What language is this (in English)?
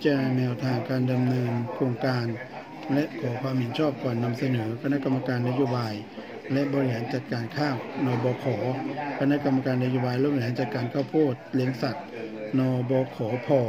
Thai